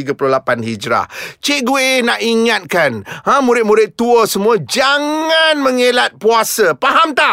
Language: Malay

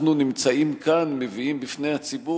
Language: Hebrew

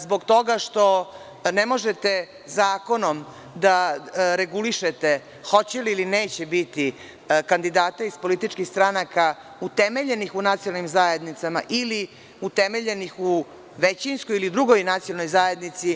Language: Serbian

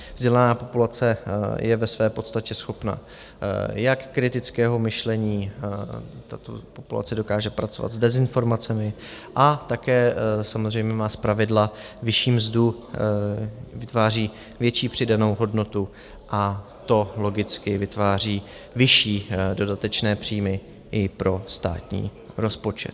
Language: Czech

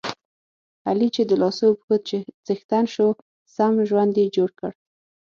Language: Pashto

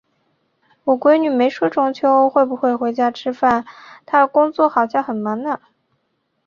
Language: Chinese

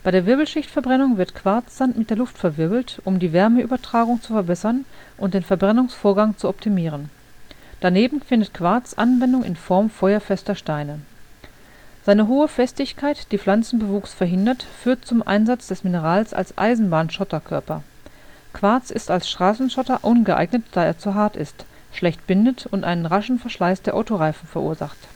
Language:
German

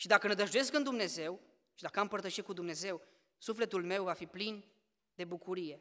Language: Romanian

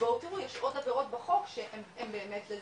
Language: Hebrew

